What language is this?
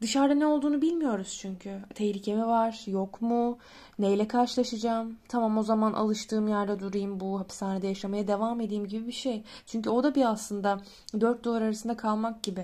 Turkish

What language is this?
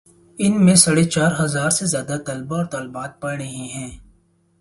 Urdu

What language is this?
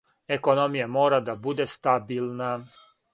Serbian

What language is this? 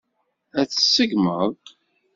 Kabyle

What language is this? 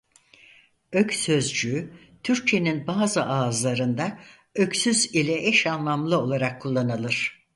Turkish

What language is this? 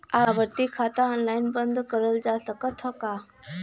Bhojpuri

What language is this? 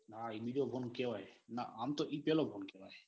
Gujarati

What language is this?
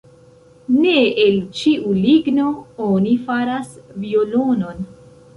Esperanto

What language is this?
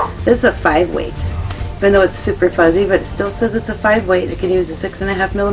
English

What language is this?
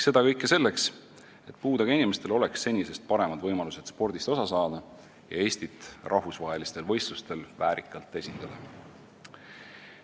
Estonian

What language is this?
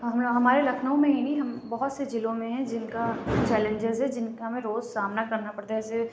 Urdu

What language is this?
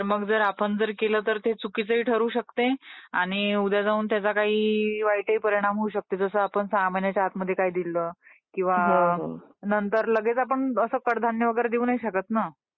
Marathi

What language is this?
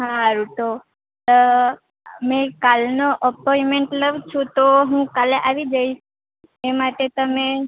Gujarati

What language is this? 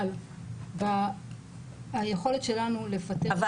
Hebrew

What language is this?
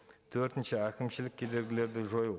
Kazakh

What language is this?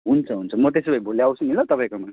Nepali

